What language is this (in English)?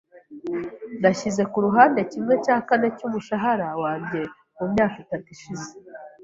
Kinyarwanda